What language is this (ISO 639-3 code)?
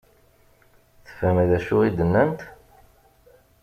kab